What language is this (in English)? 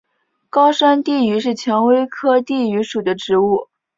Chinese